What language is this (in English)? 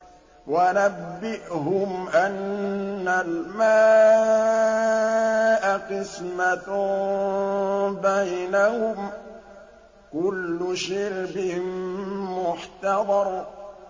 Arabic